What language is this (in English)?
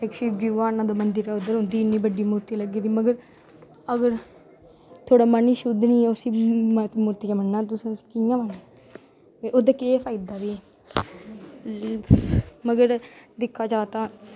Dogri